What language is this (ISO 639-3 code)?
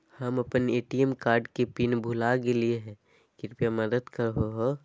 mag